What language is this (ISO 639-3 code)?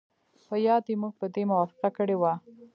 pus